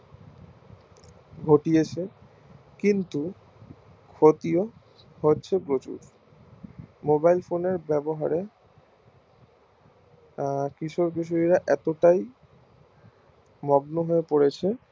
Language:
Bangla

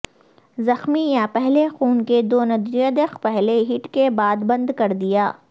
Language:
Urdu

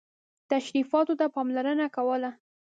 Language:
Pashto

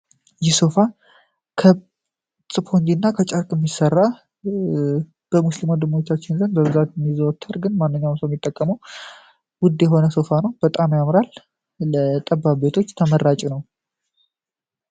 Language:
Amharic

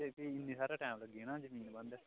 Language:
Dogri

